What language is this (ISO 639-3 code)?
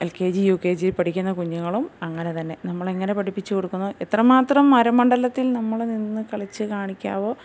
mal